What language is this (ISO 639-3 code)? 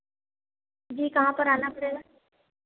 hin